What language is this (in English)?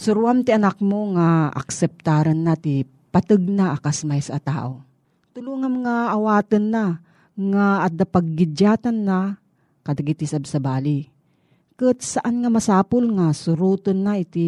Filipino